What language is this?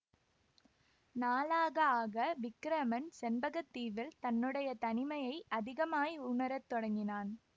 Tamil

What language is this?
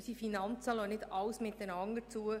Swiss German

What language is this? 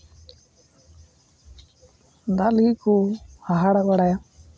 Santali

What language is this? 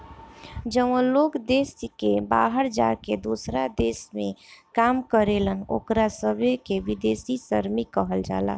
Bhojpuri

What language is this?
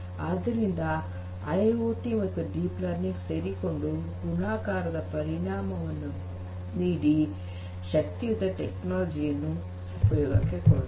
Kannada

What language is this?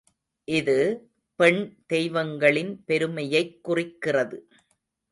Tamil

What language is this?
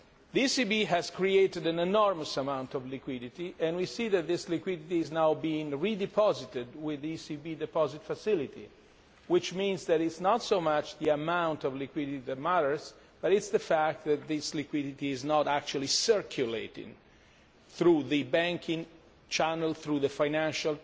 English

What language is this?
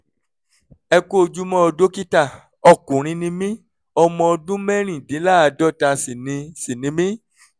Yoruba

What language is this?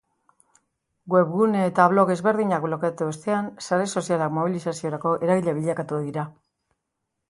Basque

